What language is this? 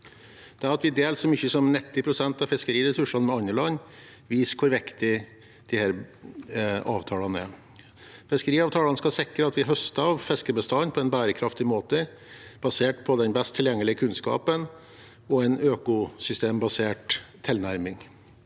Norwegian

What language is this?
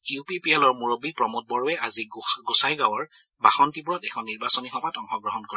Assamese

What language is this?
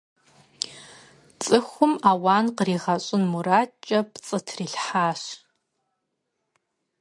Kabardian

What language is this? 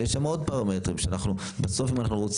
Hebrew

